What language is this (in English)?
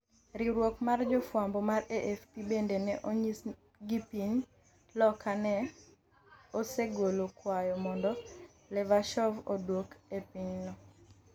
Luo (Kenya and Tanzania)